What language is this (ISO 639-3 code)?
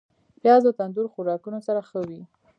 pus